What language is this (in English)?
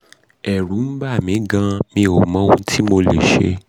Yoruba